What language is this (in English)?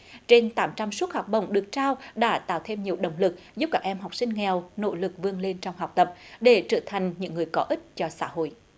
Vietnamese